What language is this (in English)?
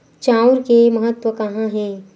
Chhattisgarhi